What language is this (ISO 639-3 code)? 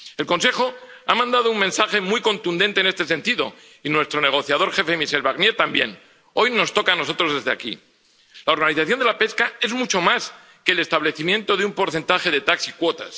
spa